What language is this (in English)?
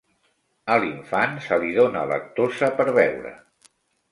Catalan